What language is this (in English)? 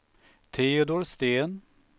Swedish